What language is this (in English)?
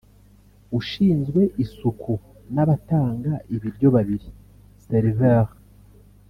Kinyarwanda